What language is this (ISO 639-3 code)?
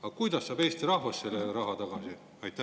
est